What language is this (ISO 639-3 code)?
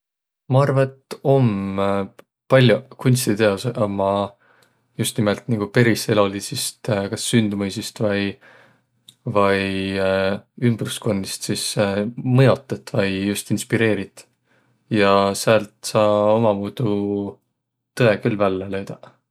vro